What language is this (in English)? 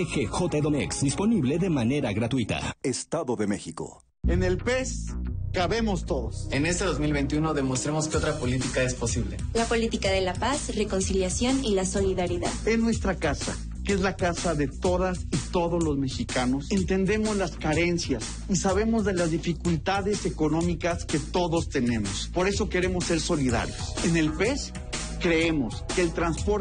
Spanish